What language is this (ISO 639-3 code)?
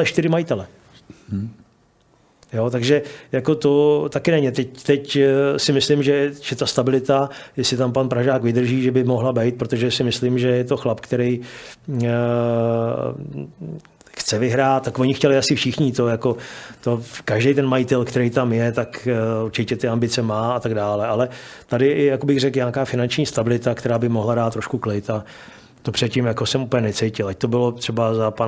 ces